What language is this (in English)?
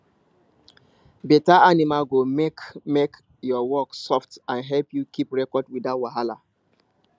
Nigerian Pidgin